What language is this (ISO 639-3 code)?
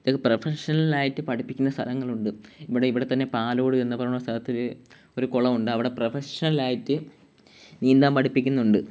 mal